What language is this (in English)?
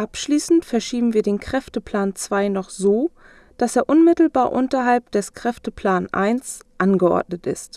German